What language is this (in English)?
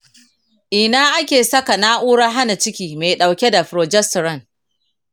Hausa